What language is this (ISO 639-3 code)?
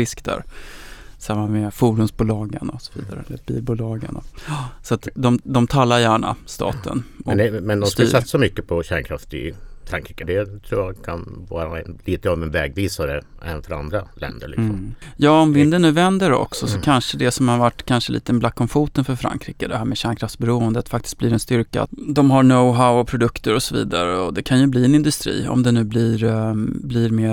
swe